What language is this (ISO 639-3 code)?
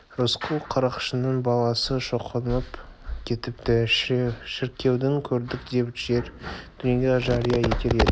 kaz